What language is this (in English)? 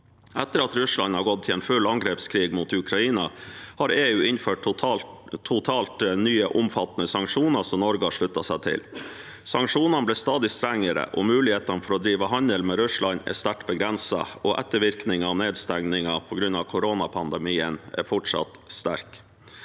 Norwegian